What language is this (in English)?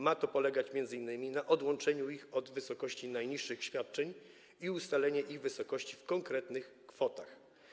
Polish